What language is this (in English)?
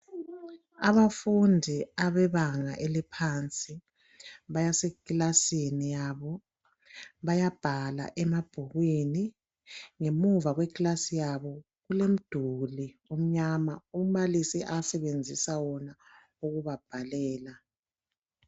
North Ndebele